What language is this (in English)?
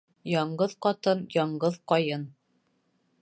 Bashkir